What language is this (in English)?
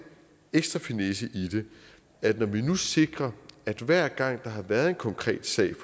Danish